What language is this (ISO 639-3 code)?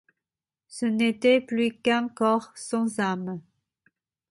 fra